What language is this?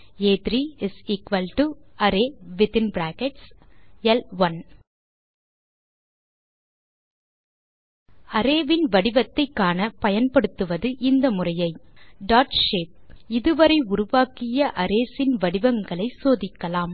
Tamil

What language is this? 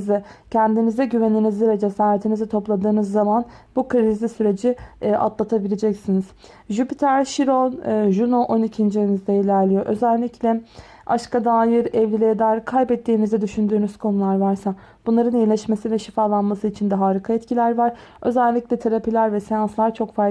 Turkish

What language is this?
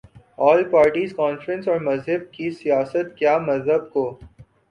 Urdu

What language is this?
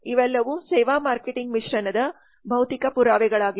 Kannada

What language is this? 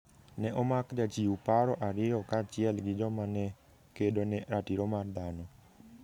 Luo (Kenya and Tanzania)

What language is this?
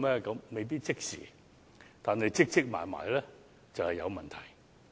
Cantonese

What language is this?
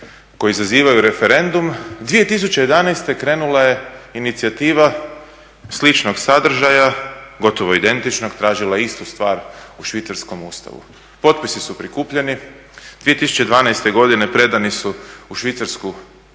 Croatian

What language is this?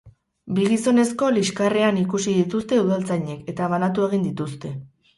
Basque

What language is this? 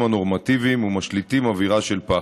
Hebrew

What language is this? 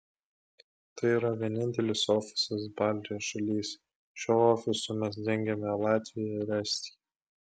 Lithuanian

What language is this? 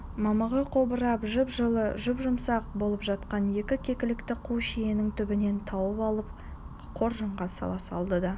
Kazakh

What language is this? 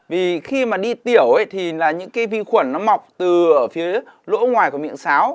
Vietnamese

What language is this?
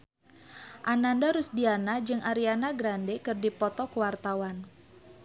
Sundanese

